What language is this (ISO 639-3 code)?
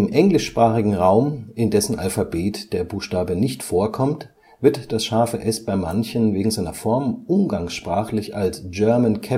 deu